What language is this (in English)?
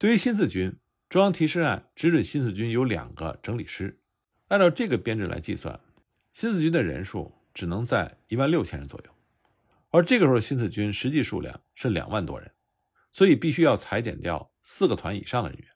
Chinese